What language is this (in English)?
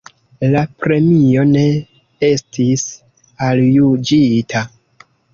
Esperanto